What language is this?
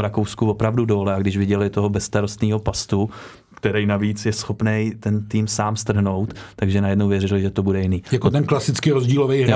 Czech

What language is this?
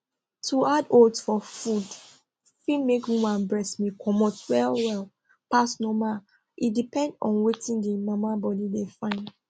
Nigerian Pidgin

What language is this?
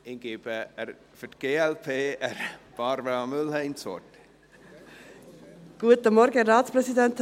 Swiss German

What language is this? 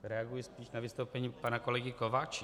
Czech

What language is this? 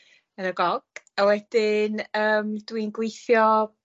Welsh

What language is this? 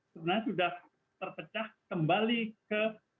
Indonesian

